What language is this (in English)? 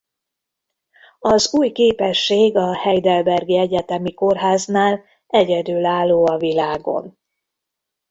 Hungarian